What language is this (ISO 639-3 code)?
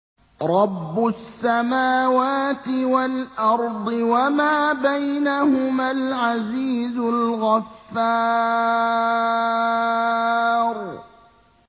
ara